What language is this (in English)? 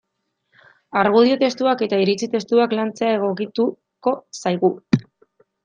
Basque